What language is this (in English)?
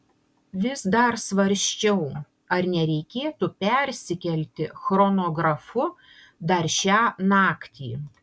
Lithuanian